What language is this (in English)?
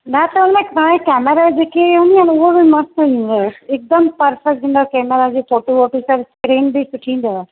Sindhi